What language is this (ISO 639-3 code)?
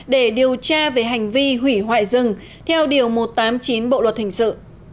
vie